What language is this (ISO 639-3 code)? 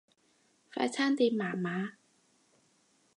yue